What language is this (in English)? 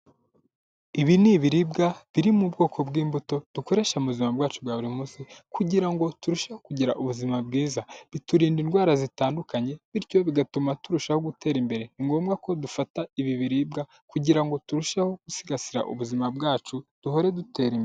Kinyarwanda